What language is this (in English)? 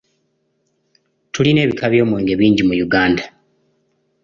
Ganda